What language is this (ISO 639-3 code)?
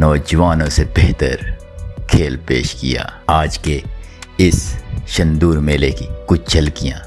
urd